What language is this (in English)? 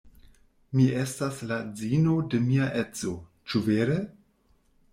Esperanto